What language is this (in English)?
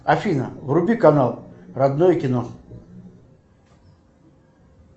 Russian